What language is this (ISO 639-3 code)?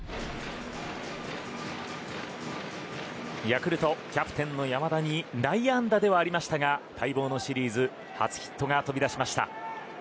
jpn